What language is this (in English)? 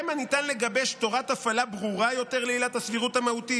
Hebrew